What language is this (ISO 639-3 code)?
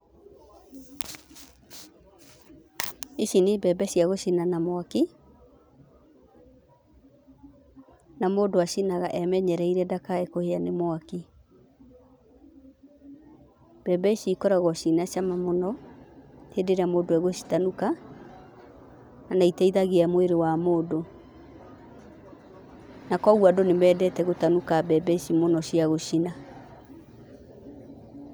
kik